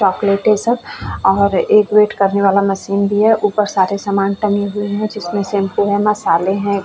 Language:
Hindi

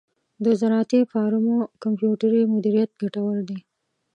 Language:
Pashto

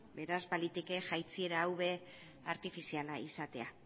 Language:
Basque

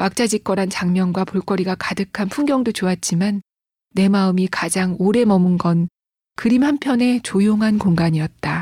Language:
Korean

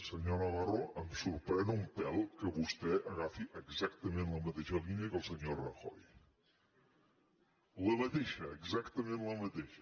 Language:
Catalan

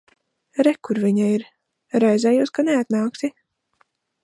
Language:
Latvian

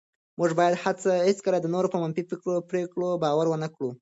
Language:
Pashto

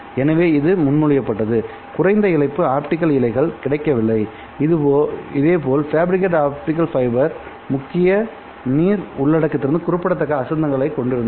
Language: Tamil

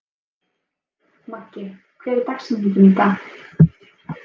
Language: Icelandic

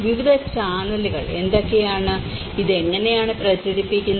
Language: Malayalam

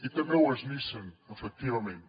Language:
Catalan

